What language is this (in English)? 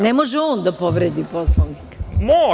Serbian